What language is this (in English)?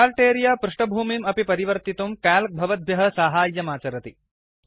Sanskrit